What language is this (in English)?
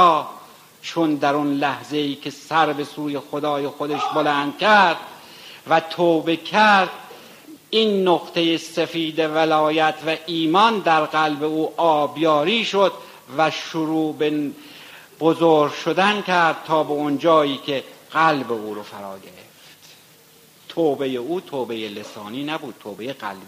Persian